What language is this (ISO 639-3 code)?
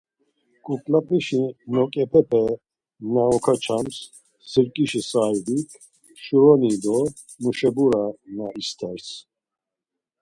lzz